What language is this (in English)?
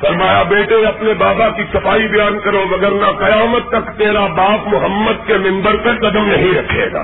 Urdu